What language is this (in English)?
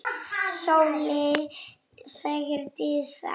Icelandic